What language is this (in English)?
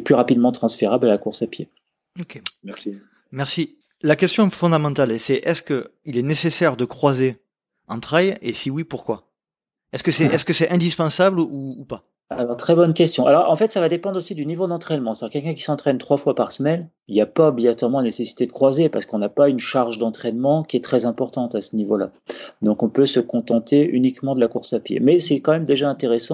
French